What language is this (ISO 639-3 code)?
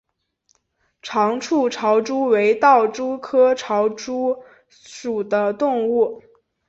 zho